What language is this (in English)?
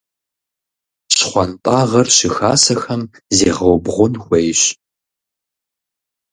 Kabardian